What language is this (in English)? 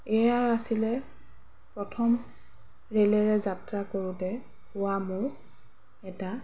Assamese